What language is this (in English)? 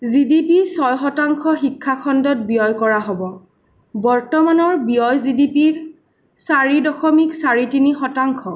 Assamese